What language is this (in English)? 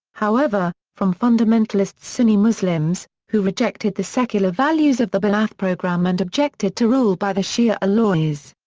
English